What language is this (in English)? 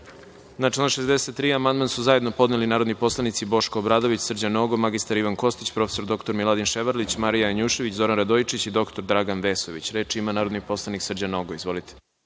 Serbian